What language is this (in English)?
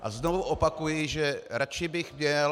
Czech